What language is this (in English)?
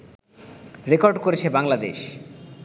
Bangla